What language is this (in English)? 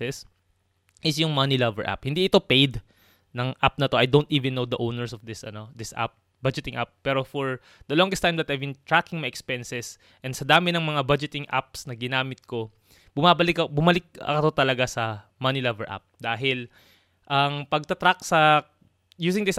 Filipino